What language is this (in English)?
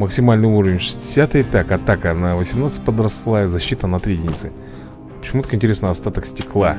Russian